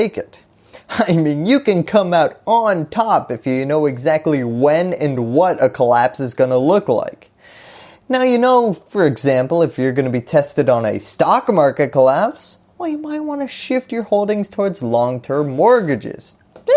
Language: English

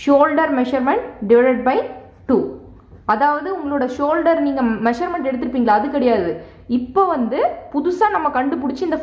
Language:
Tamil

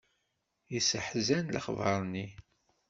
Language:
Kabyle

